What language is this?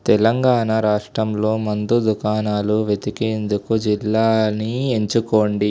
Telugu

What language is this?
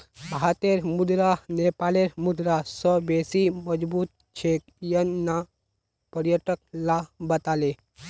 Magahi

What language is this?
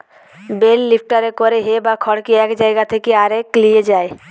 Bangla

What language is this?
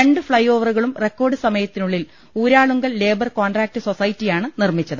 Malayalam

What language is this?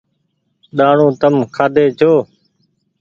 Goaria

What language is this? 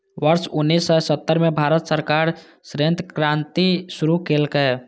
Maithili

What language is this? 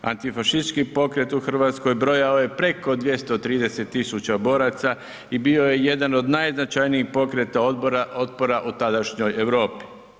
Croatian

